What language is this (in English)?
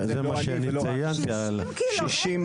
Hebrew